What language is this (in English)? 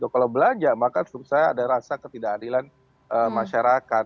Indonesian